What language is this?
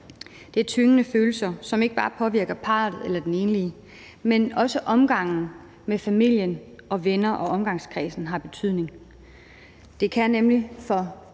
Danish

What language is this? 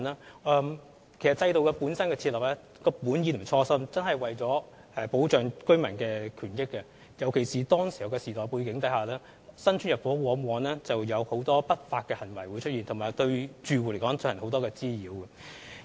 Cantonese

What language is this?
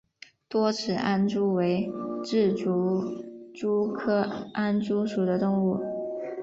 Chinese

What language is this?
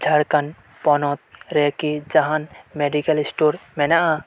Santali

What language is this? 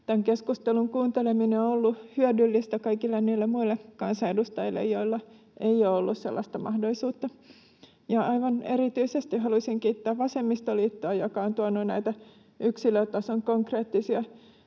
Finnish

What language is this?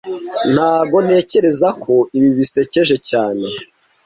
Kinyarwanda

